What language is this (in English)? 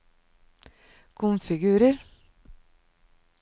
Norwegian